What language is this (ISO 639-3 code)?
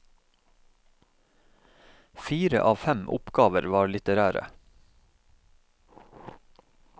nor